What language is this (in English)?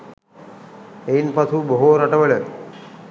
Sinhala